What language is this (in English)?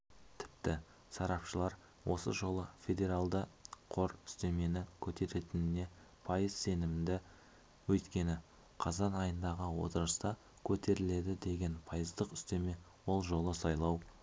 Kazakh